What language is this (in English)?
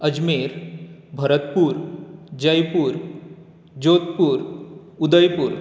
Konkani